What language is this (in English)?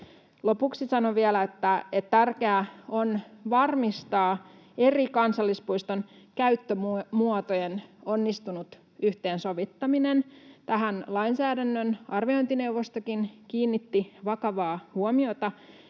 Finnish